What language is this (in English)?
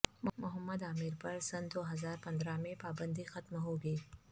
Urdu